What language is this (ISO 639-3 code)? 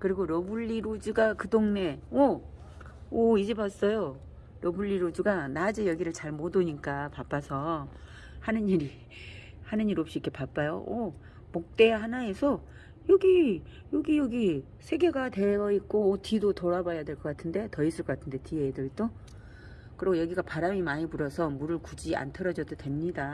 kor